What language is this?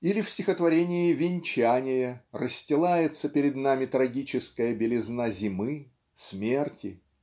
Russian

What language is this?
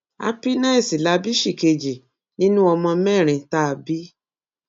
Yoruba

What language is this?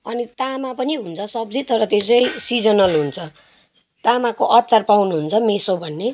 Nepali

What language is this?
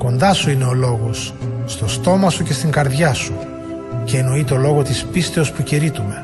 Greek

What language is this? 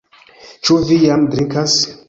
Esperanto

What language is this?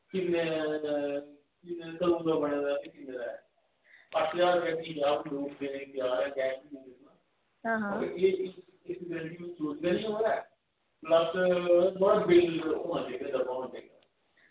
Dogri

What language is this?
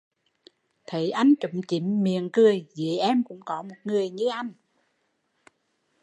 Vietnamese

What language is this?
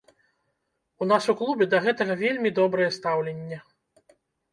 Belarusian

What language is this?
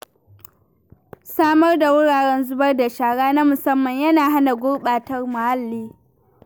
Hausa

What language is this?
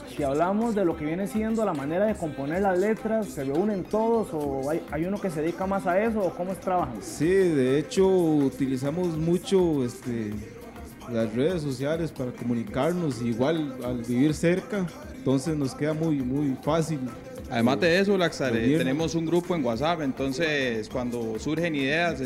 Spanish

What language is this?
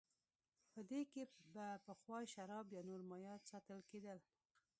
Pashto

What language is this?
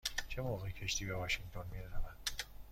Persian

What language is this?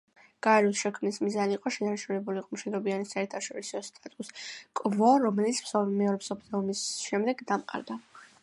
Georgian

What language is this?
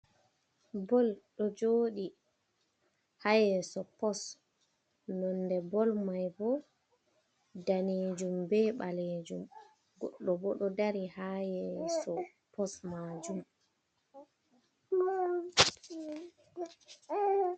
Fula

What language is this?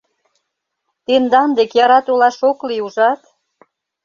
Mari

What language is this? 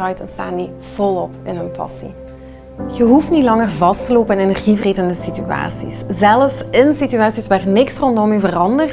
Dutch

